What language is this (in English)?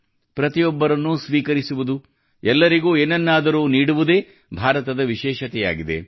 Kannada